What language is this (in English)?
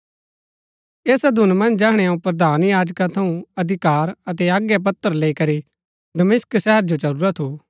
Gaddi